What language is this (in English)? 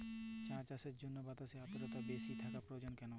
Bangla